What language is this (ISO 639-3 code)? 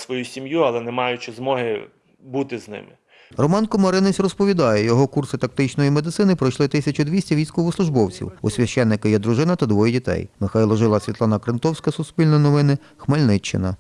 ukr